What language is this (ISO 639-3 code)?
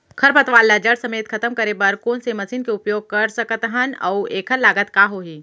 hne